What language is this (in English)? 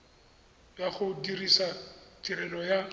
Tswana